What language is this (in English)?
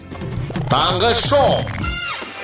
Kazakh